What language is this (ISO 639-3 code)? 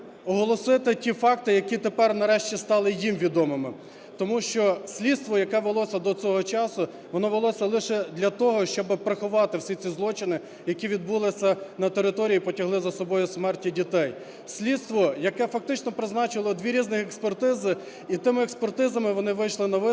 ukr